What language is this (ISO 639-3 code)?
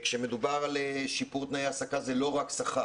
heb